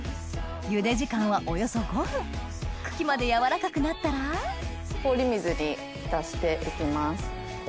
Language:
Japanese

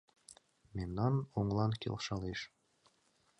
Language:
Mari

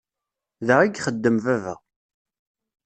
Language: Kabyle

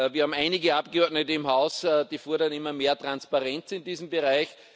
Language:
German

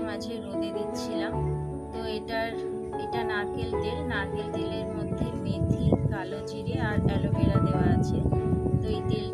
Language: Hindi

